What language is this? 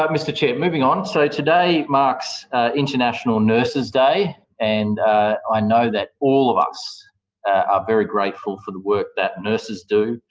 English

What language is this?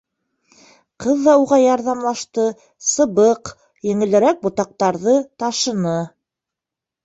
Bashkir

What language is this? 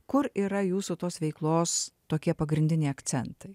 Lithuanian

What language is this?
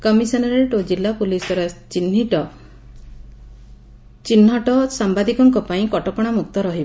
Odia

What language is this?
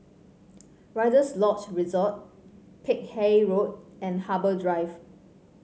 English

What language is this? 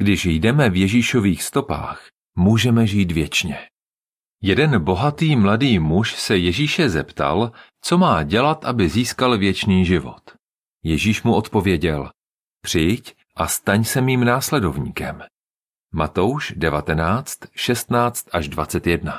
Czech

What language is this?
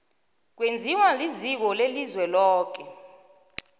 South Ndebele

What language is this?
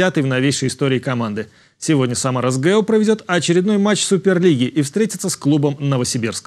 Russian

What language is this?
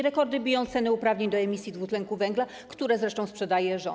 Polish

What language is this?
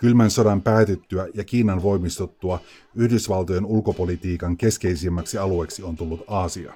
Finnish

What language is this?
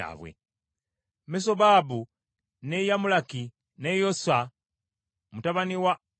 Ganda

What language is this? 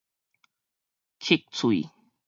Min Nan Chinese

